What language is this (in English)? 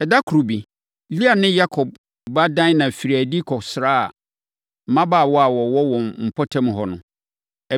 Akan